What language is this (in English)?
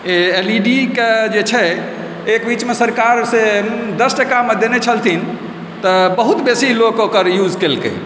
Maithili